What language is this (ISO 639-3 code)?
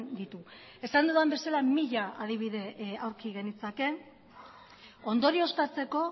eus